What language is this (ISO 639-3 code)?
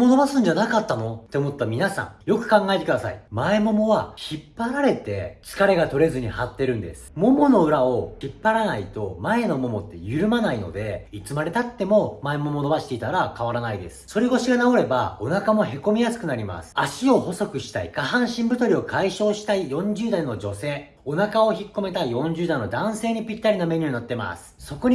jpn